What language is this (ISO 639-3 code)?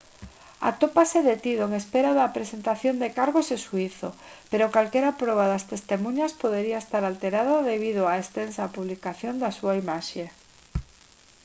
glg